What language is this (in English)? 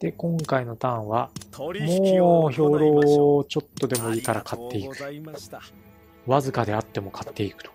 Japanese